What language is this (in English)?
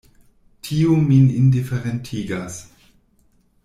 Esperanto